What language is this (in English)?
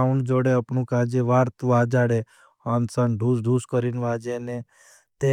Bhili